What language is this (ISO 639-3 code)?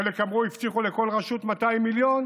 heb